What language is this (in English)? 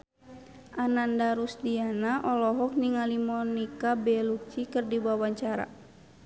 Sundanese